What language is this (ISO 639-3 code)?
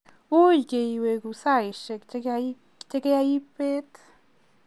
kln